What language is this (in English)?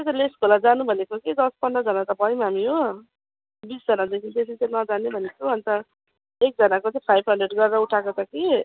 Nepali